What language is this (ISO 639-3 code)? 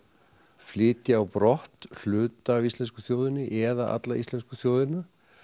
isl